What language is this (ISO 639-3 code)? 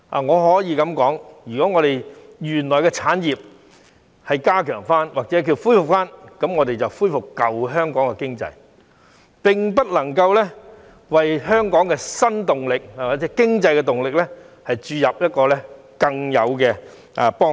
yue